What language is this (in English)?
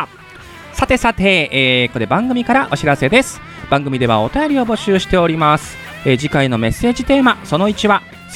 Japanese